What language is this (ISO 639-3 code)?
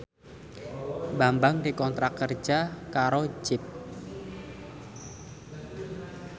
jav